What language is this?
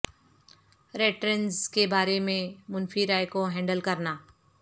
Urdu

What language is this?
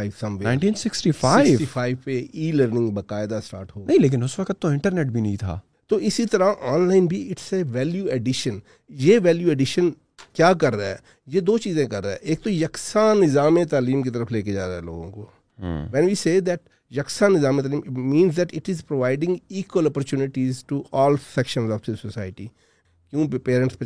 Urdu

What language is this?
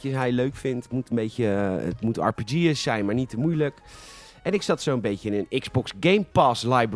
Dutch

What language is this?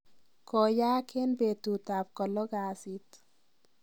Kalenjin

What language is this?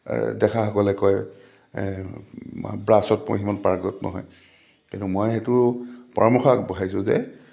Assamese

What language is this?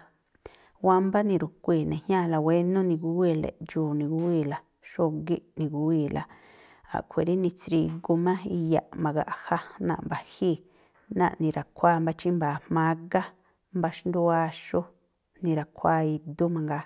Tlacoapa Me'phaa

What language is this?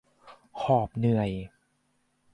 Thai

